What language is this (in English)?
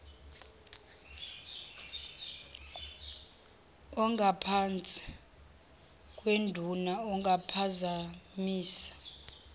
Zulu